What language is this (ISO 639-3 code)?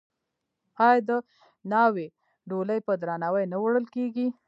pus